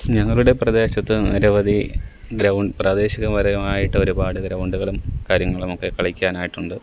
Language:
Malayalam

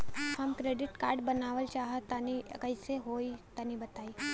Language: Bhojpuri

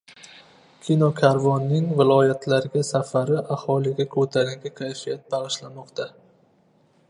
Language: Uzbek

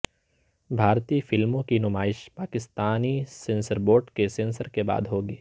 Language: Urdu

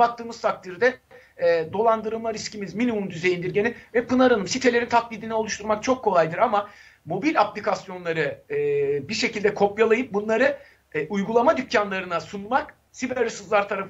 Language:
Turkish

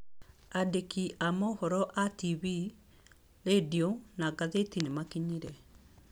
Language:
Kikuyu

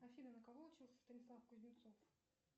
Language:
Russian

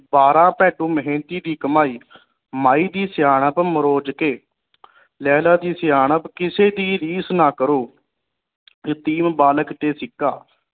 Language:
Punjabi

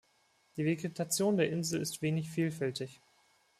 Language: German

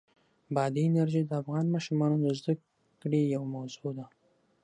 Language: Pashto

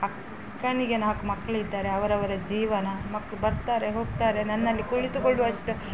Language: Kannada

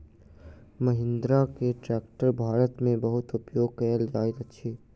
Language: Maithili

